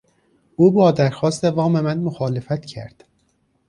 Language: Persian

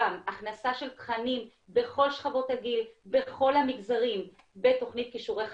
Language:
Hebrew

